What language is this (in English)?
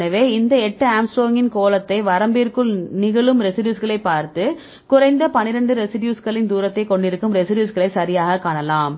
Tamil